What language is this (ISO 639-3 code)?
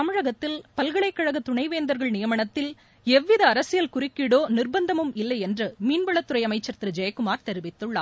tam